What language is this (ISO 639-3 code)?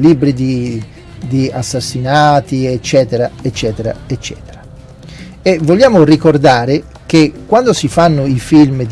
ita